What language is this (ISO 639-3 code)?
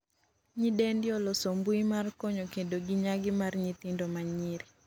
luo